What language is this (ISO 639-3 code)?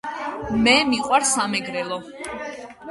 kat